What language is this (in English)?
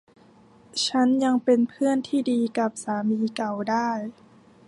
Thai